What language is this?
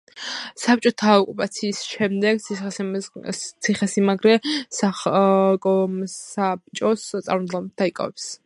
Georgian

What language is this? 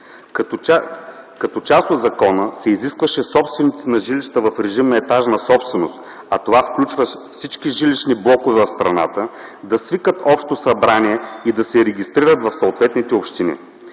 Bulgarian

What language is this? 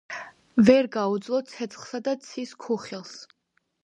Georgian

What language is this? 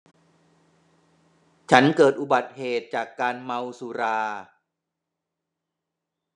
Thai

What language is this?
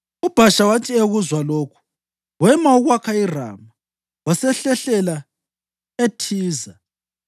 North Ndebele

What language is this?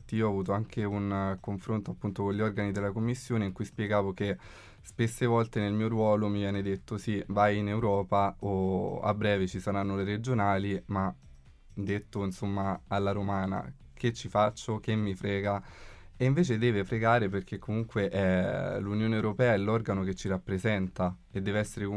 Italian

